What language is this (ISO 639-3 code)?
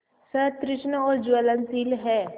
hin